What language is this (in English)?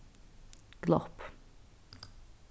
Faroese